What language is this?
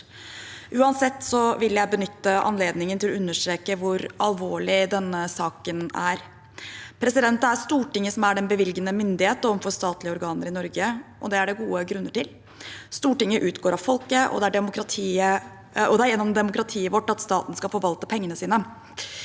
Norwegian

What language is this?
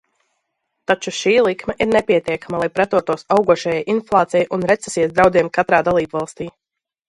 Latvian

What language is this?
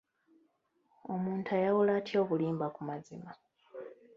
Ganda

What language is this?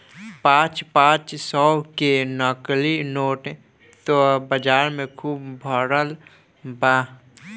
Bhojpuri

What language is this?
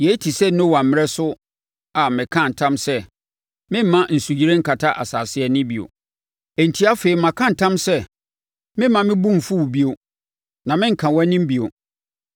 Akan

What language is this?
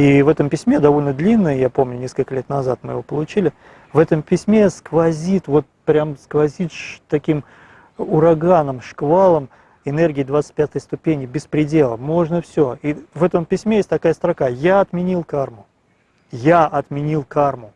Russian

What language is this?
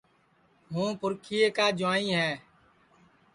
Sansi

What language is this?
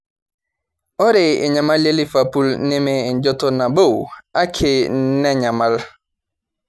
Masai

